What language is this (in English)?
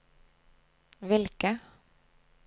Norwegian